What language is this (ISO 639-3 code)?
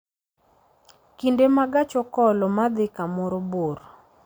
luo